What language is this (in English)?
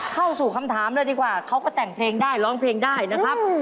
Thai